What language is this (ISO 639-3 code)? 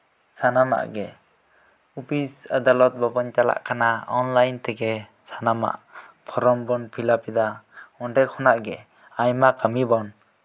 sat